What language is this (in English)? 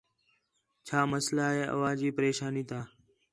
Khetrani